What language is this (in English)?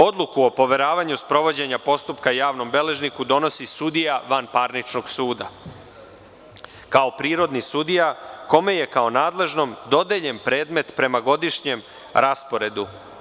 Serbian